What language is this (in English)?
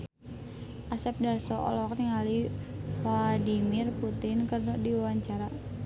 Sundanese